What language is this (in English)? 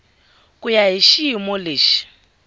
Tsonga